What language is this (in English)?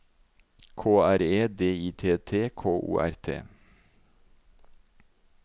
Norwegian